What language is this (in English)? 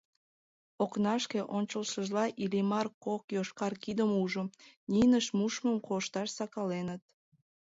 Mari